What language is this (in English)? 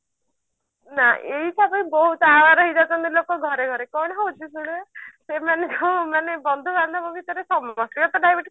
Odia